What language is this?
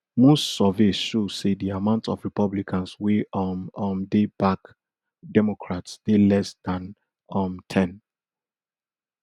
Nigerian Pidgin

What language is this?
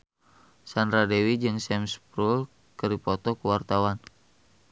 Sundanese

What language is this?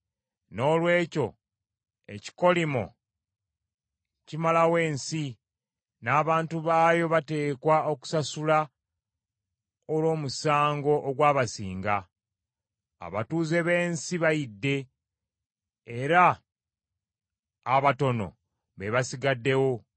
Ganda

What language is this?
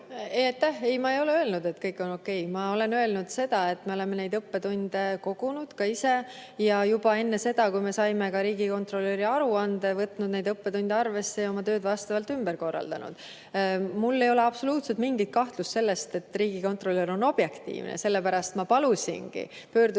Estonian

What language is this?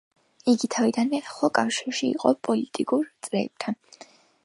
Georgian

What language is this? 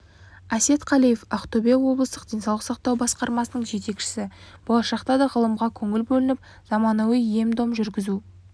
Kazakh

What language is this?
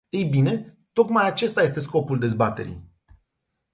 Romanian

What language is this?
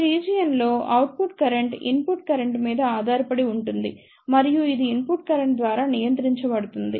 Telugu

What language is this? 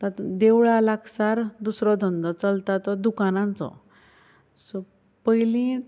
Konkani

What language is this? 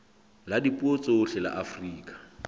Southern Sotho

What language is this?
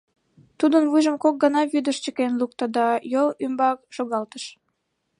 Mari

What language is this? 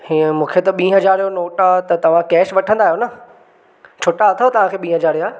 Sindhi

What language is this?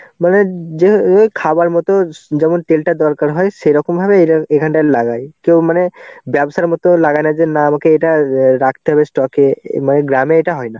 Bangla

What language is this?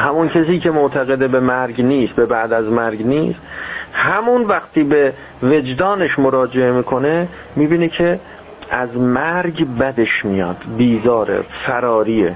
Persian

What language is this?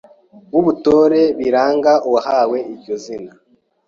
Kinyarwanda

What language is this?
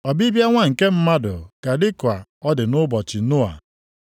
Igbo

